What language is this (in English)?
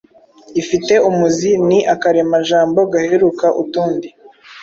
Kinyarwanda